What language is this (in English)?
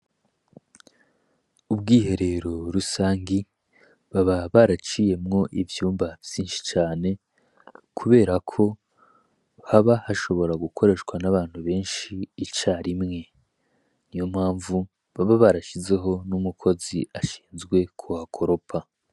Rundi